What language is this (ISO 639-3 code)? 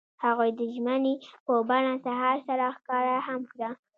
pus